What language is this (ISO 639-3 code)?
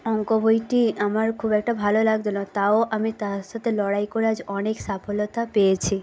ben